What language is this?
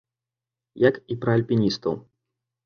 Belarusian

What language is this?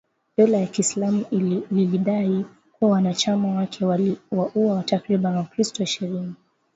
Swahili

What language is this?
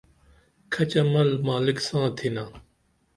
Dameli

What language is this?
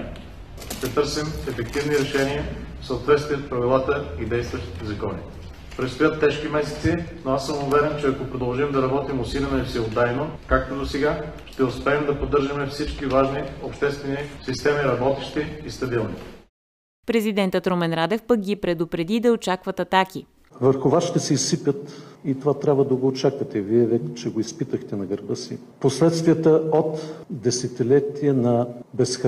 Bulgarian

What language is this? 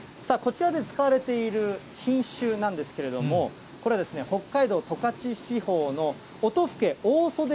Japanese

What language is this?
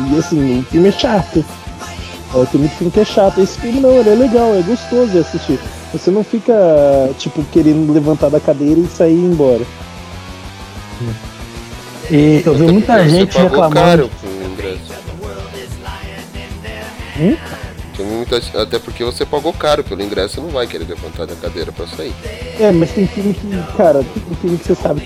Portuguese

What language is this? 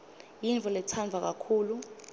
Swati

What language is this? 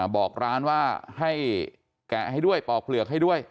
Thai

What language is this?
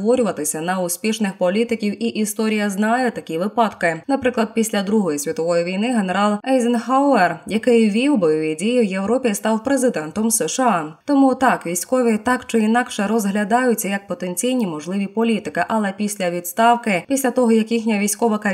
Ukrainian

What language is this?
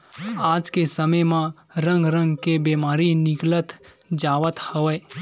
Chhattisgarhi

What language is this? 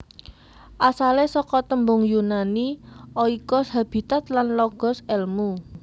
Javanese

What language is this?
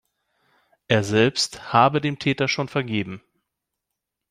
German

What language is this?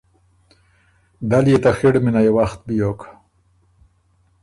Ormuri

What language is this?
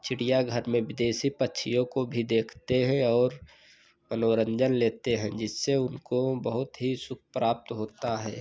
Hindi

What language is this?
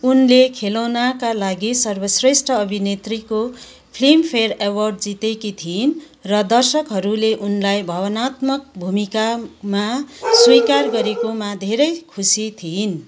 Nepali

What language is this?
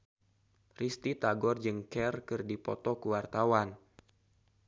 Sundanese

